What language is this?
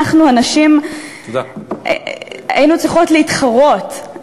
Hebrew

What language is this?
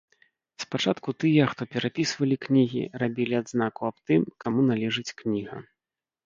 Belarusian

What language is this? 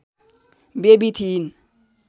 Nepali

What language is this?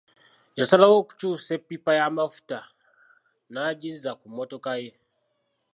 Ganda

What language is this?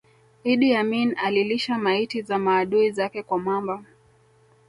Swahili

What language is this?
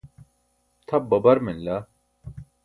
Burushaski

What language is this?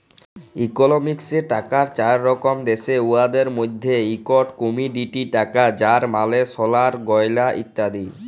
Bangla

